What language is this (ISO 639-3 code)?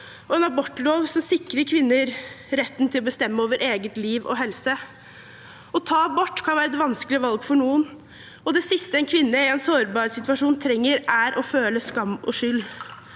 nor